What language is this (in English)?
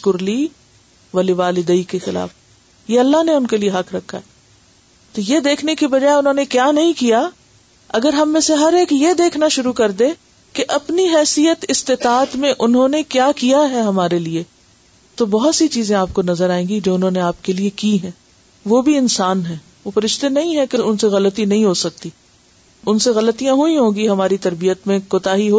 Urdu